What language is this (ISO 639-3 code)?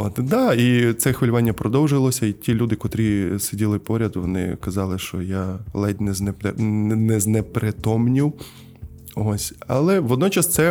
ukr